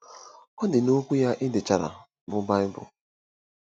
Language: Igbo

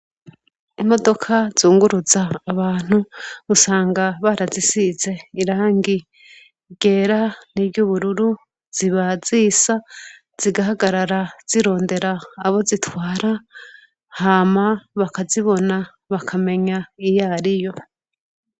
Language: Rundi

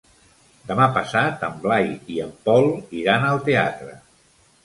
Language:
Catalan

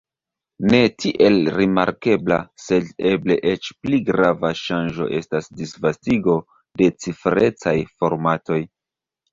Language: Esperanto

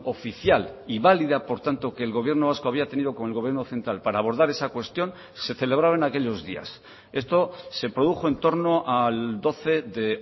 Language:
Spanish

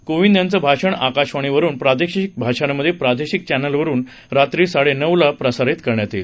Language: Marathi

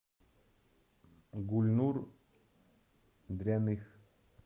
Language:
Russian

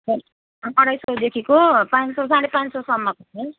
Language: Nepali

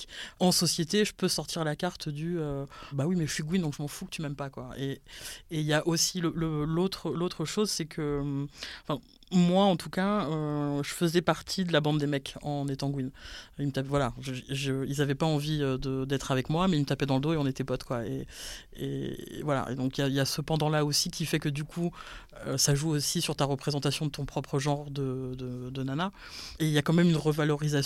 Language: French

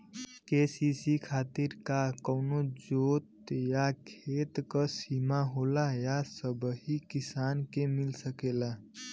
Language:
Bhojpuri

